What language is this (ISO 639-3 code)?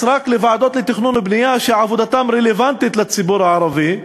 heb